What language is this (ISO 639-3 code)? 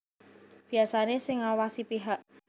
jav